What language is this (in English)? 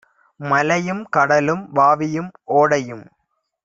Tamil